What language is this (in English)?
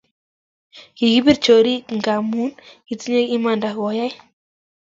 Kalenjin